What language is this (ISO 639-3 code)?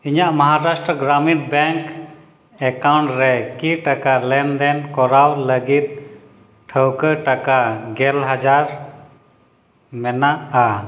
sat